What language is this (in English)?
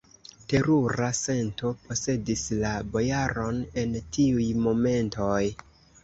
Esperanto